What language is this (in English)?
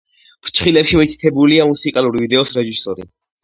Georgian